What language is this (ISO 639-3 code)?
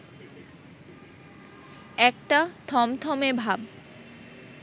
ben